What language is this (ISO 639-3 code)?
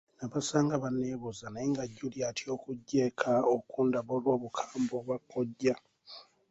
lug